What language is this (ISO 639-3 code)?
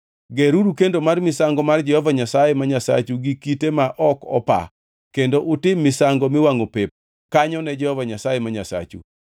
luo